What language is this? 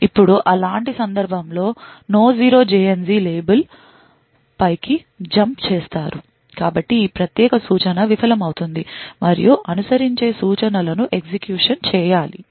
Telugu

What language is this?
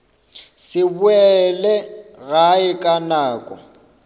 Northern Sotho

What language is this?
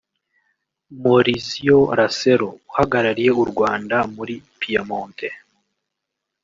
Kinyarwanda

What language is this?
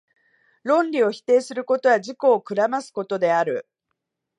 Japanese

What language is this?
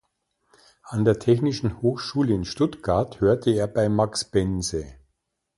German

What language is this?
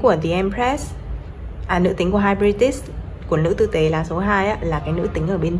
Vietnamese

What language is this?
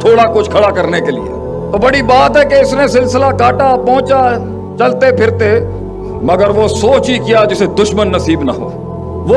Urdu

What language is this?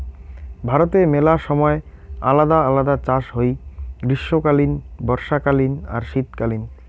Bangla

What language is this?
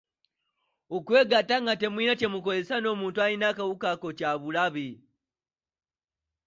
Ganda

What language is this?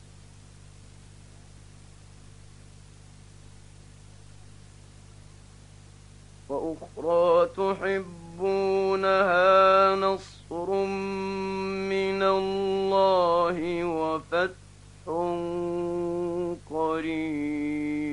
Arabic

